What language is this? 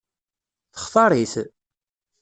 Kabyle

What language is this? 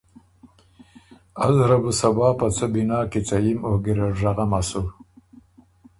Ormuri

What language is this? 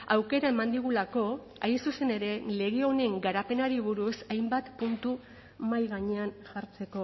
Basque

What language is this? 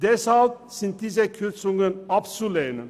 Swiss German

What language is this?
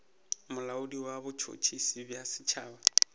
Northern Sotho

